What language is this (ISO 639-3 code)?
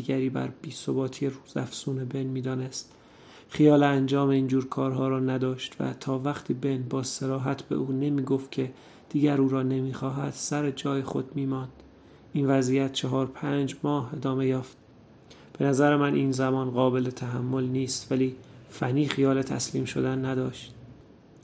fas